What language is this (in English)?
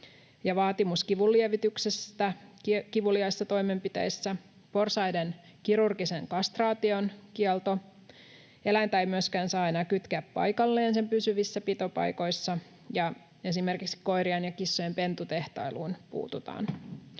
Finnish